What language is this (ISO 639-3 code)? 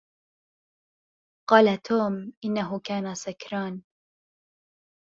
ara